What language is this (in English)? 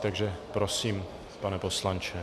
Czech